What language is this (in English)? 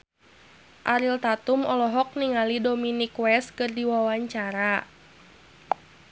Sundanese